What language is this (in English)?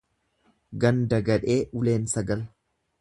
Oromo